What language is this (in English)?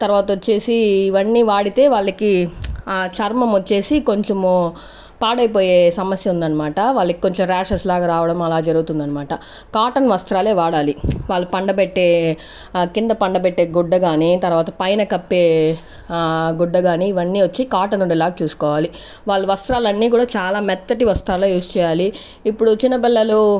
Telugu